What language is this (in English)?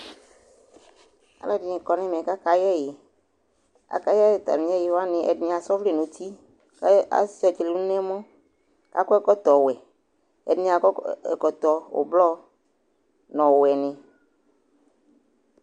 Ikposo